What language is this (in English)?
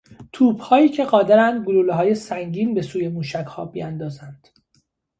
Persian